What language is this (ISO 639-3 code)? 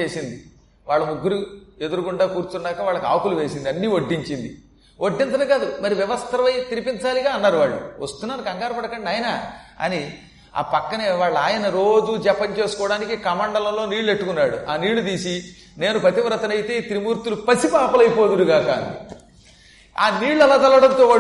tel